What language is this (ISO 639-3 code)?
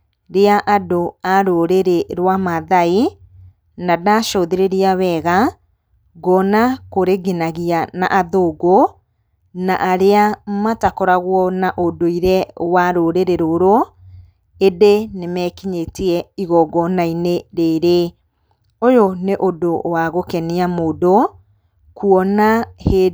kik